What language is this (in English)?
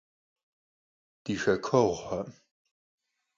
Kabardian